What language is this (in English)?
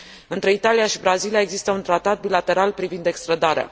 Romanian